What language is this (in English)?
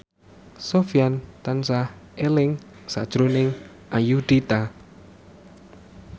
Javanese